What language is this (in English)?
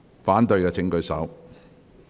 Cantonese